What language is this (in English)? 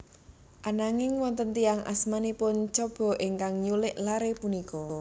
Javanese